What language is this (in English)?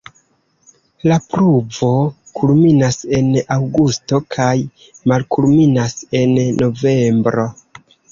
Esperanto